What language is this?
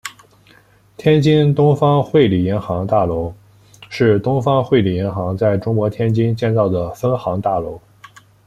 Chinese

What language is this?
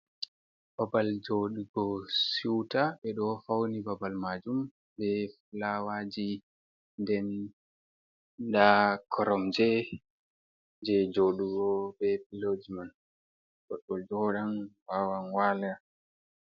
Fula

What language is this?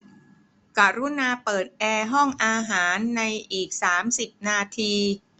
Thai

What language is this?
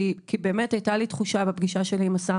Hebrew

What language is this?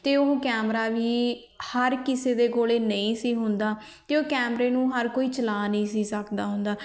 Punjabi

